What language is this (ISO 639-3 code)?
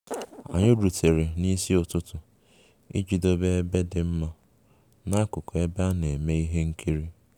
ibo